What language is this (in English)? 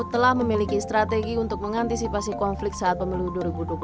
Indonesian